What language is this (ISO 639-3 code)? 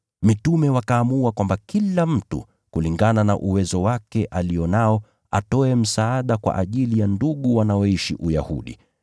swa